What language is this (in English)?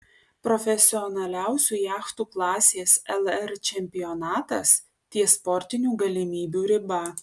Lithuanian